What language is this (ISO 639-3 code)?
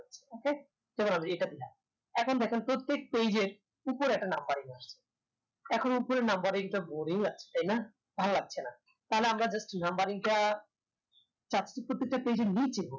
ben